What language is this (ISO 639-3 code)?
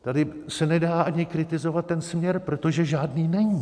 ces